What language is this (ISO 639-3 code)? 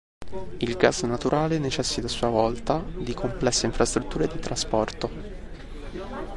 ita